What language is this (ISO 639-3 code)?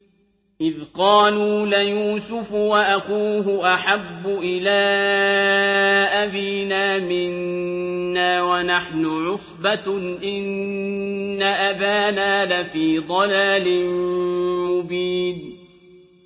ara